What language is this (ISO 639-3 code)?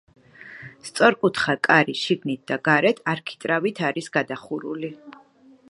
kat